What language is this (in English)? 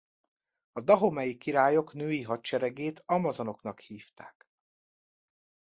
Hungarian